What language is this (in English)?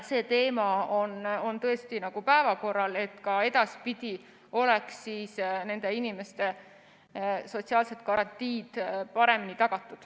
Estonian